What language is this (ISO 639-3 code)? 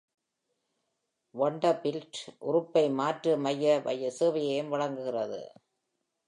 tam